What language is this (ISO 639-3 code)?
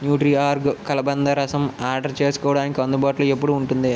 tel